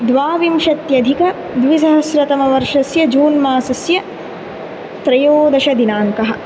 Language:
Sanskrit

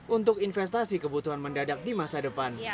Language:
Indonesian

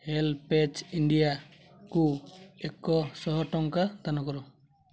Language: Odia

